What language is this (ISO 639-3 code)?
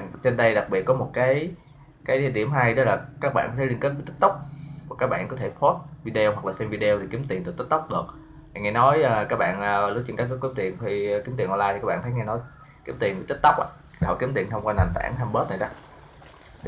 vie